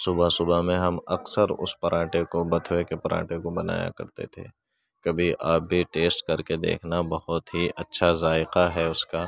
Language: Urdu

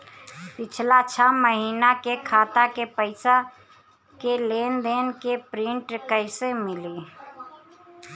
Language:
Bhojpuri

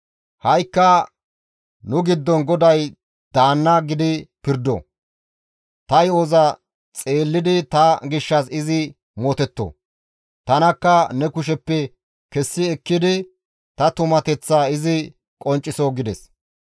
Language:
Gamo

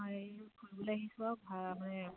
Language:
Assamese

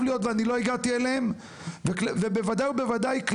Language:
Hebrew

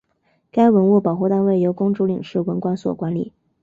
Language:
Chinese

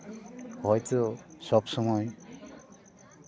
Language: Santali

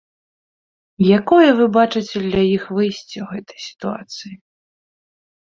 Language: Belarusian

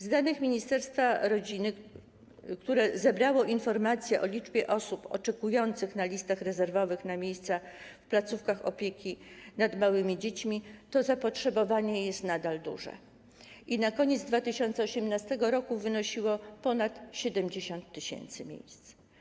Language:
Polish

